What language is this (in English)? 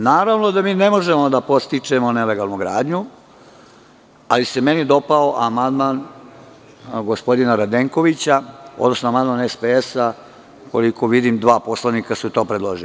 Serbian